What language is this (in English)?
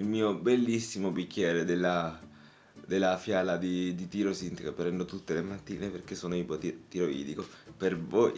Italian